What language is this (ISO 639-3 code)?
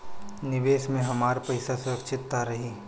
bho